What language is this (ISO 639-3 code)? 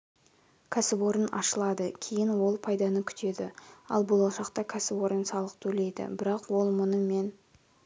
kaz